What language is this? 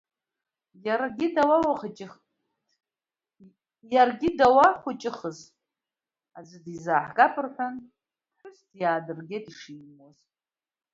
Abkhazian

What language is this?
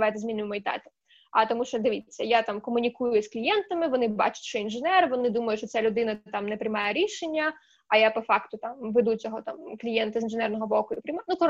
Ukrainian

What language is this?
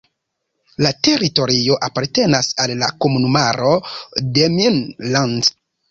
Esperanto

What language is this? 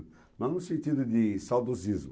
Portuguese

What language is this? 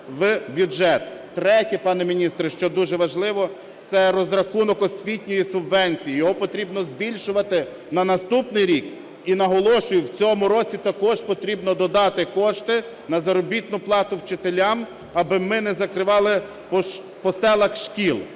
Ukrainian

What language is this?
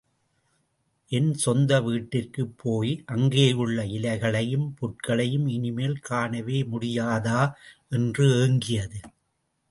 Tamil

